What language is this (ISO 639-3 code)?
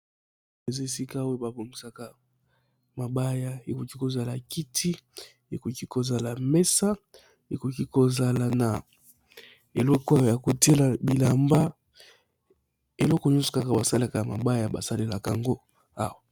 lin